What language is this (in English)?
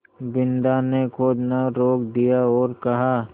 Hindi